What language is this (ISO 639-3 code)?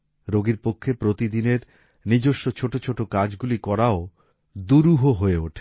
ben